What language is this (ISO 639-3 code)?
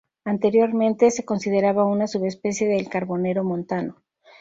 spa